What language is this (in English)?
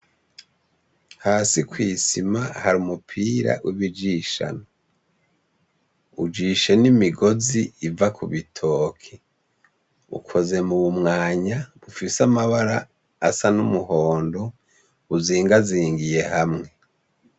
Rundi